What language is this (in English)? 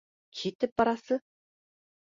Bashkir